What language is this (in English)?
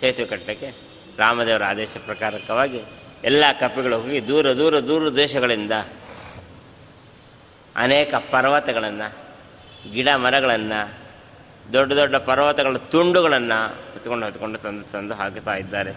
Kannada